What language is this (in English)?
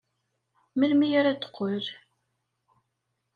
Kabyle